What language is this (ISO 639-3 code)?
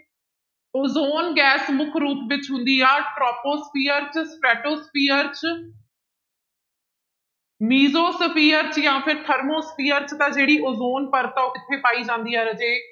pan